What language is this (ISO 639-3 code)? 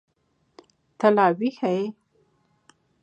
pus